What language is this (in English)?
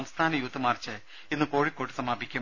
Malayalam